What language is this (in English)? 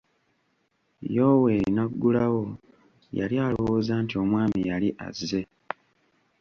Ganda